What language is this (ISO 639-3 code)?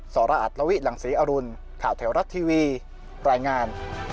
tha